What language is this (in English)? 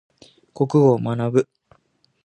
Japanese